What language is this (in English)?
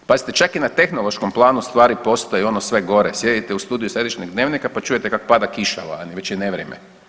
Croatian